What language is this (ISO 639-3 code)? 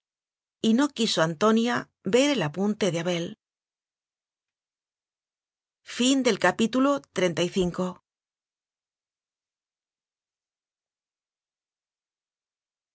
spa